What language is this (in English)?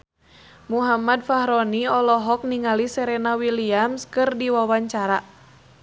Sundanese